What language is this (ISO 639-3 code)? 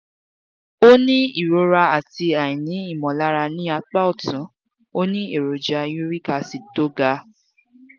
yor